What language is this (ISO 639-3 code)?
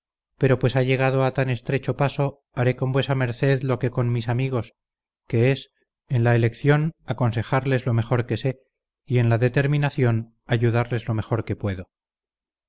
spa